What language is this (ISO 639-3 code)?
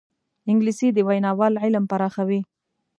pus